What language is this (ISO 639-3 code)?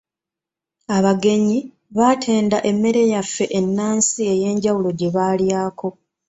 lug